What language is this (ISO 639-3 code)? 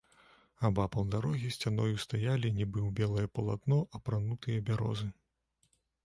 bel